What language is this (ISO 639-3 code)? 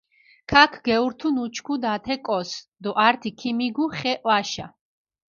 xmf